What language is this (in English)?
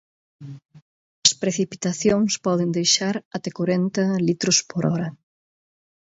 Galician